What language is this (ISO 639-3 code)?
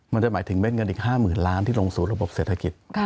tha